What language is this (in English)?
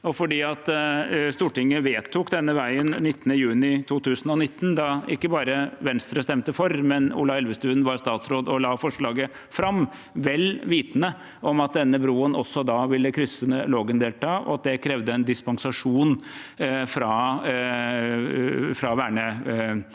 Norwegian